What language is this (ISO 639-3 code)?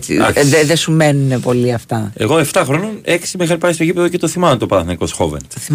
ell